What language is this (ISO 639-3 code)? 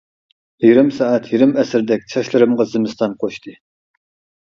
uig